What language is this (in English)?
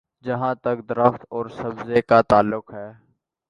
Urdu